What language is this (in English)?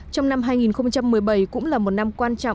Vietnamese